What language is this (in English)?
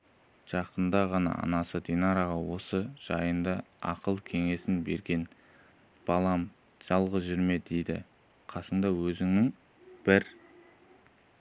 Kazakh